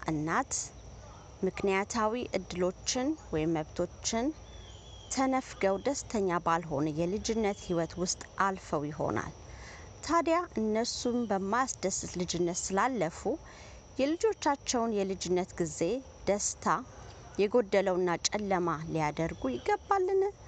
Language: Amharic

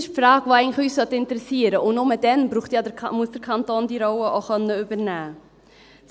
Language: Swiss German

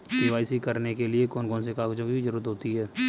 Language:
Hindi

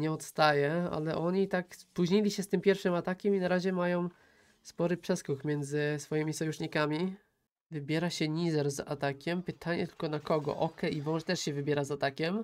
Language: Polish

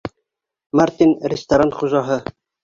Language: Bashkir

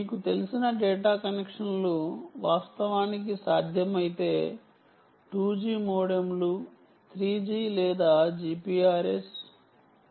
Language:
Telugu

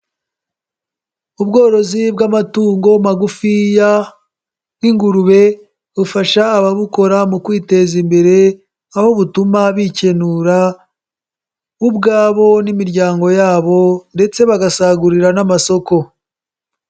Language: Kinyarwanda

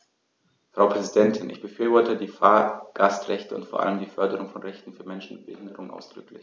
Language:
German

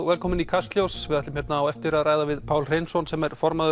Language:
Icelandic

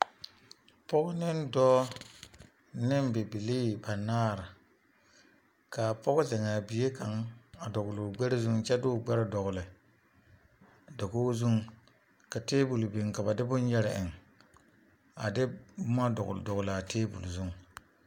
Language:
Southern Dagaare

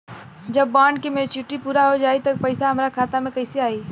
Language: Bhojpuri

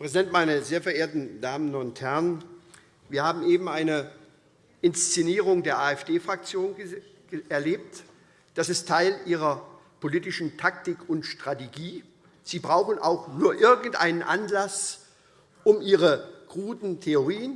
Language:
German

